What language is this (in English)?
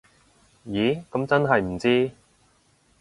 Cantonese